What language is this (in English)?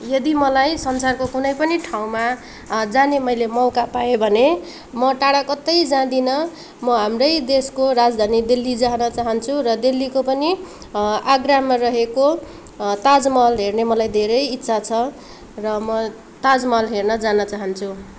Nepali